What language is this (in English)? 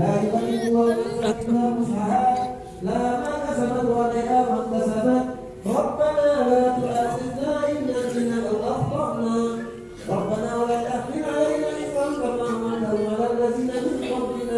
Arabic